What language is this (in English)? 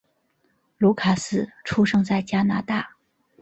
Chinese